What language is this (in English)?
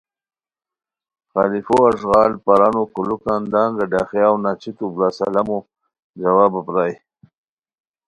Khowar